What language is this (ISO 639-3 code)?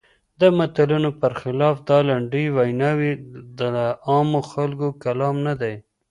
pus